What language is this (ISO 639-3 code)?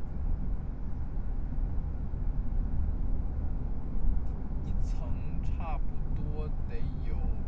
zho